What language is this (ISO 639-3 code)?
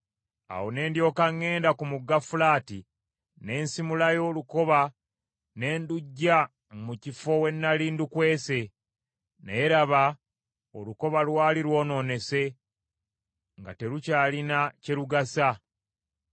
lug